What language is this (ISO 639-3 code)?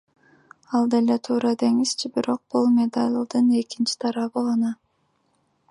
kir